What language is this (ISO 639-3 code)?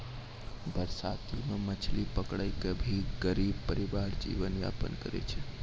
mai